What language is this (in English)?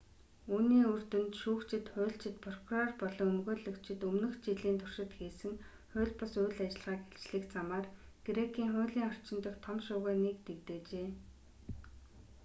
Mongolian